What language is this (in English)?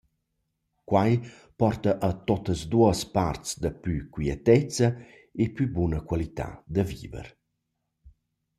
Romansh